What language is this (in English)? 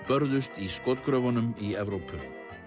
Icelandic